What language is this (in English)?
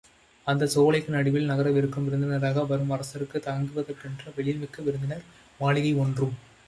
Tamil